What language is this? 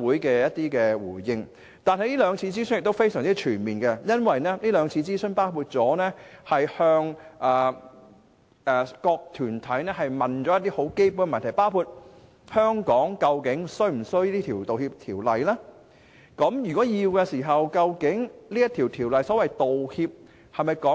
Cantonese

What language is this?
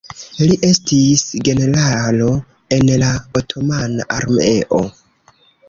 Esperanto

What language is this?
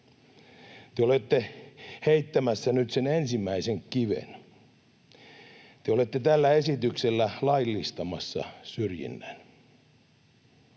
Finnish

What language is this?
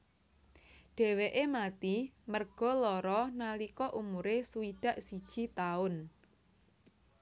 Javanese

